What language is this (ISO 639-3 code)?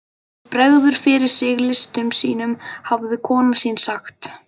isl